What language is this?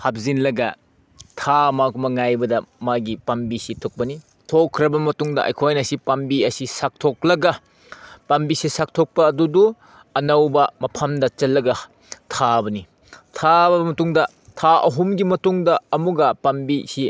Manipuri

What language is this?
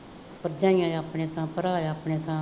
Punjabi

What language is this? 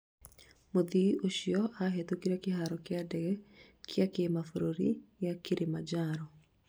Kikuyu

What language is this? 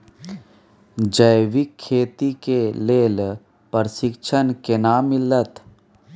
Maithili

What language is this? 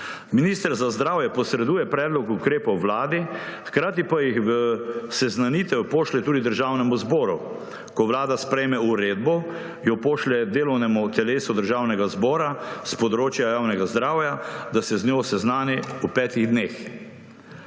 Slovenian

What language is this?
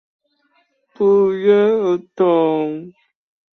Chinese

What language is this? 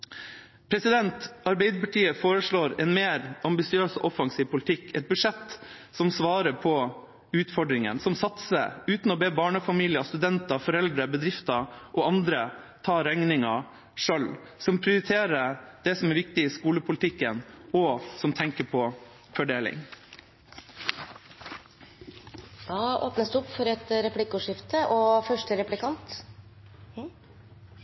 Norwegian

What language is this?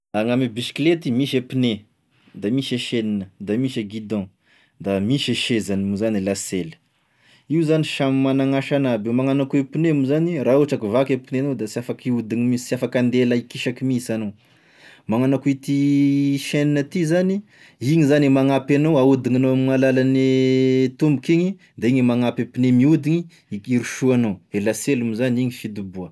Tesaka Malagasy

